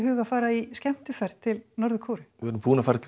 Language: Icelandic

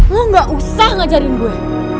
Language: Indonesian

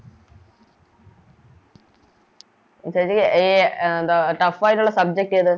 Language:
Malayalam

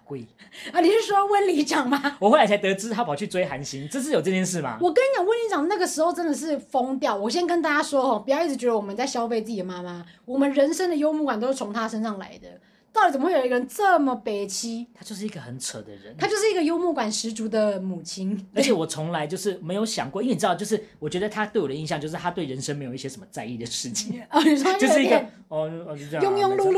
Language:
Chinese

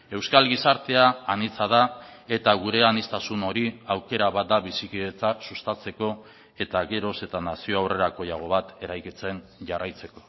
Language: Basque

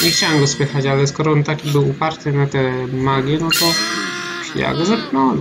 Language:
Polish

